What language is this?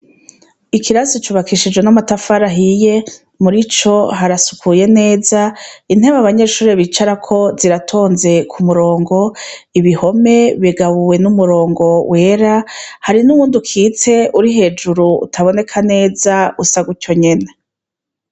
Rundi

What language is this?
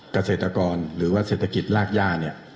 Thai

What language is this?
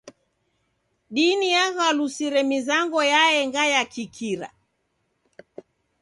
Taita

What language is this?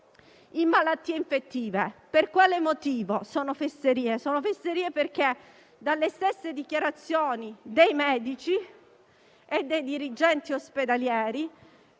Italian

